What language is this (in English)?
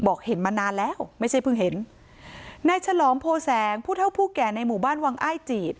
Thai